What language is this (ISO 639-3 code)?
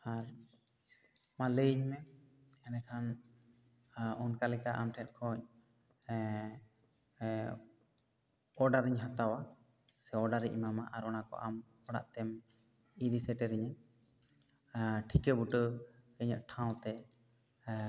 sat